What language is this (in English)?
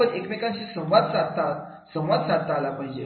Marathi